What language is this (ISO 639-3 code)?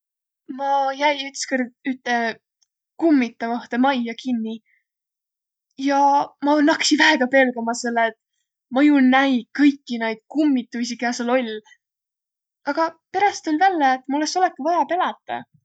vro